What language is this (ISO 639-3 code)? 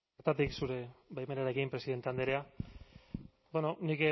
eus